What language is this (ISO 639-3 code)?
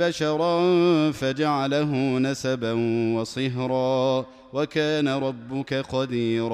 ara